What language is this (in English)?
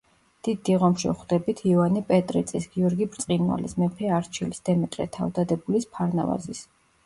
Georgian